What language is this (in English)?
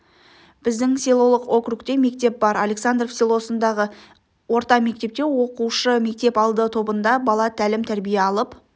Kazakh